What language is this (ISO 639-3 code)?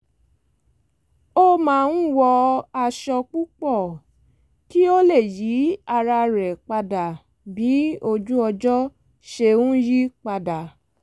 yor